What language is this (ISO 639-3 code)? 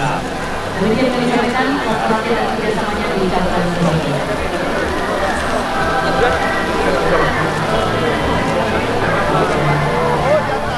ind